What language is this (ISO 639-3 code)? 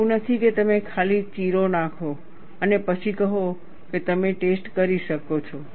guj